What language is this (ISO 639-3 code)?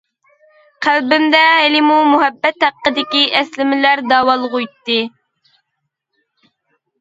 uig